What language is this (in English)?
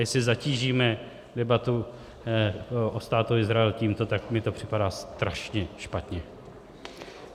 Czech